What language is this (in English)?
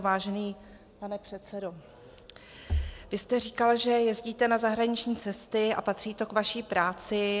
Czech